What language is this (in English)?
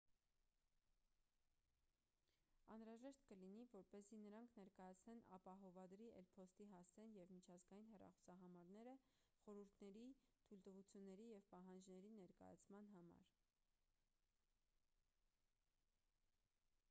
Armenian